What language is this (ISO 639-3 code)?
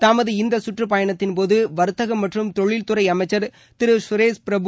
tam